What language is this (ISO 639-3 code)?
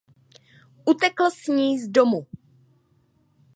ces